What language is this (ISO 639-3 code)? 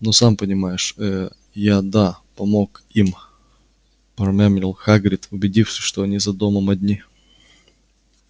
rus